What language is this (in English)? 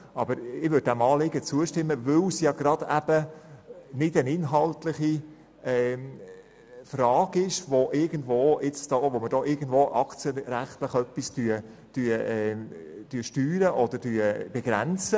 Swiss German